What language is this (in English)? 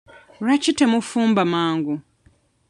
Ganda